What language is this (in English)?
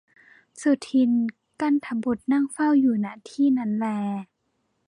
Thai